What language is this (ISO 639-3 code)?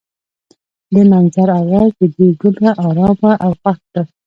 pus